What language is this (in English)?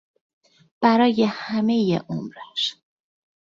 Persian